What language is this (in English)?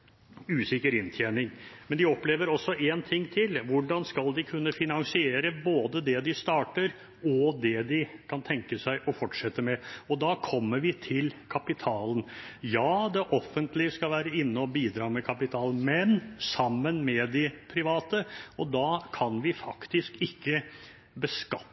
Norwegian Bokmål